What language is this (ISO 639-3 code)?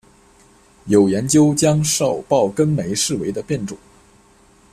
zho